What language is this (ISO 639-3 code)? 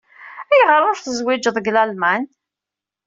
kab